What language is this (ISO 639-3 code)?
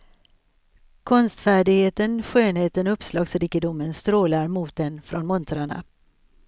swe